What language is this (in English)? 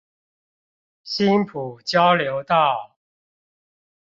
Chinese